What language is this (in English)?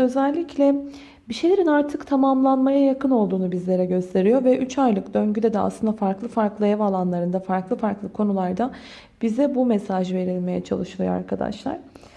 Turkish